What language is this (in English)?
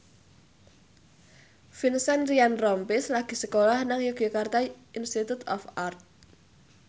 Javanese